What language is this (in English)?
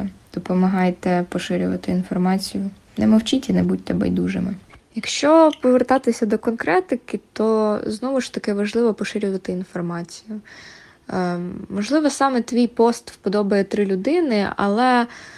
Ukrainian